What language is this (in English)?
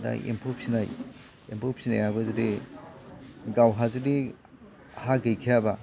Bodo